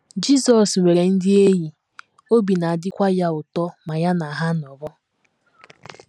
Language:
Igbo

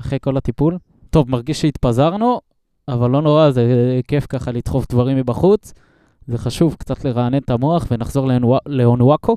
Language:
Hebrew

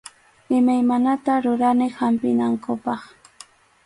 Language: Arequipa-La Unión Quechua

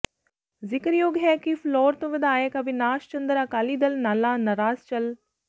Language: Punjabi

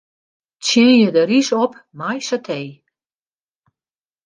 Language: Western Frisian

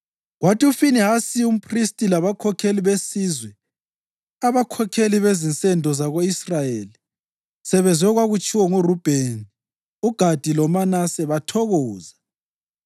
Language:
North Ndebele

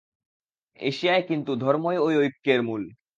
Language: Bangla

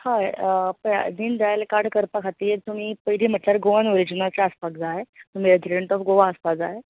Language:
Konkani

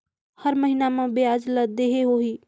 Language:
Chhattisgarhi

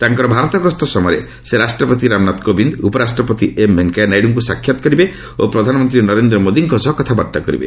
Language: Odia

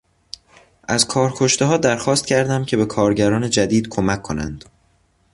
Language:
Persian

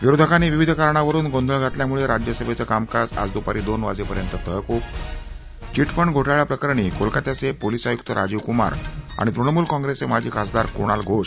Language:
Marathi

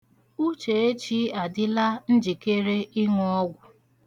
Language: Igbo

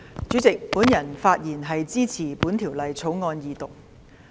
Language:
Cantonese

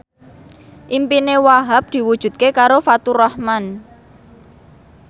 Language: Javanese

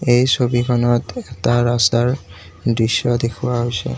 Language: Assamese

